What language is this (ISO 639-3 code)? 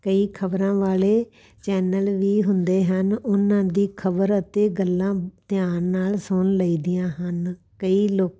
pan